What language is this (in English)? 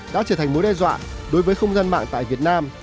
Vietnamese